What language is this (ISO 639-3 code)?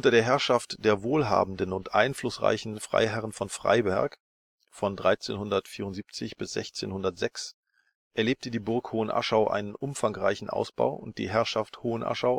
deu